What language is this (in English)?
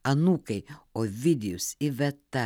Lithuanian